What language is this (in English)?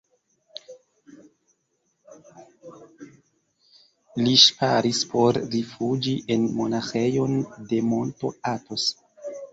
Esperanto